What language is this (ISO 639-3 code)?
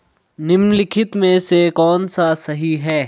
hin